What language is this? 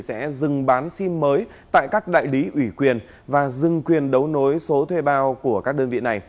Vietnamese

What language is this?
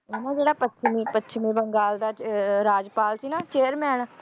Punjabi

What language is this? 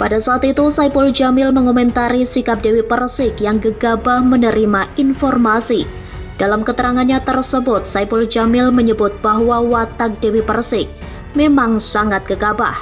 Indonesian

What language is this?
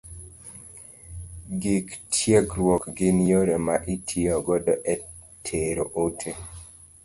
Luo (Kenya and Tanzania)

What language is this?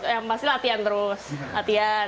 Indonesian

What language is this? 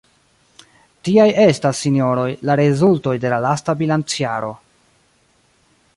Esperanto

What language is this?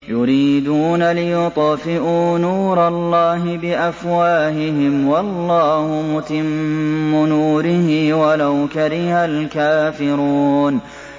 Arabic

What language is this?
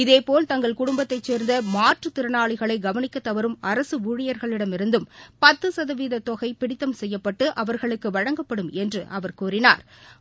Tamil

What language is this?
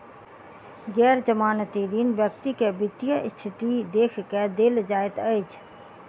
Maithili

